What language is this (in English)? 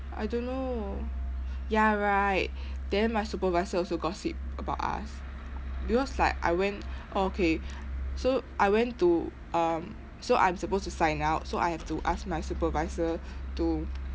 English